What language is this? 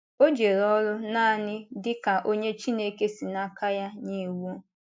Igbo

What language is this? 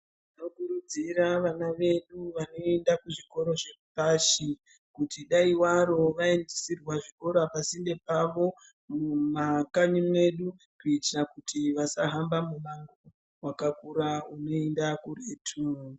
Ndau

